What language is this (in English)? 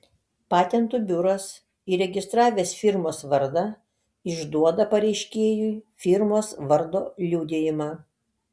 Lithuanian